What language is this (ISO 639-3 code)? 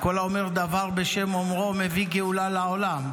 heb